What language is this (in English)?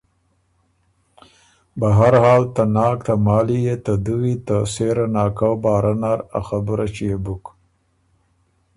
Ormuri